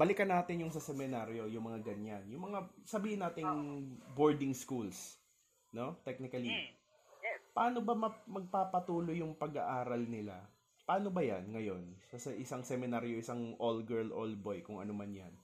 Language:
Filipino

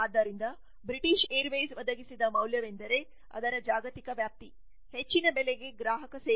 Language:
Kannada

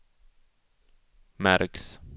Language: Swedish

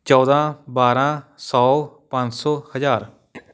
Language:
Punjabi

